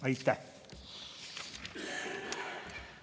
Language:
Estonian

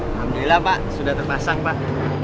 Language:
Indonesian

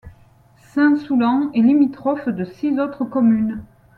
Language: French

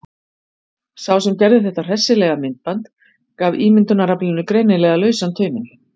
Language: Icelandic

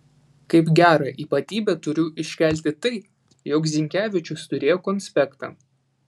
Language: Lithuanian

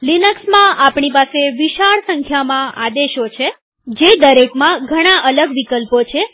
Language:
Gujarati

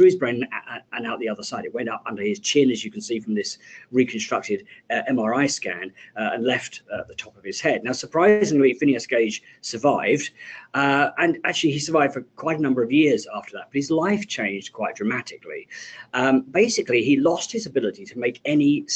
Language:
English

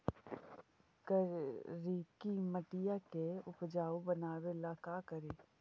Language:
Magahi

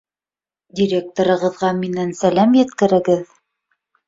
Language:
Bashkir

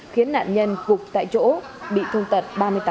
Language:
Vietnamese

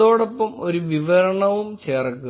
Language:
Malayalam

